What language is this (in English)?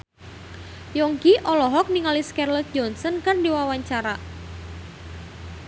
Sundanese